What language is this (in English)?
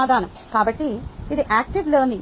Telugu